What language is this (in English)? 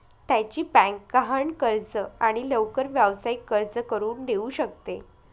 Marathi